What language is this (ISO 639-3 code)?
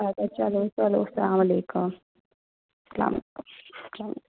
kas